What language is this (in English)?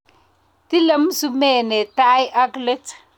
Kalenjin